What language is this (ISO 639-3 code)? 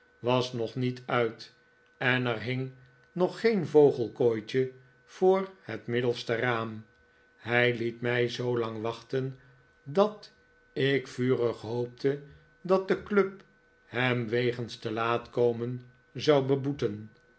nld